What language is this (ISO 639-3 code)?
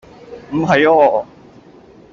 yue